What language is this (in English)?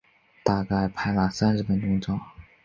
Chinese